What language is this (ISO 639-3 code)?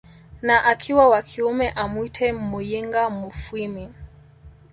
swa